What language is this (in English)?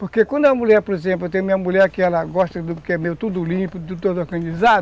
Portuguese